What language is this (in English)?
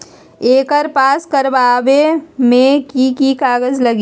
Magahi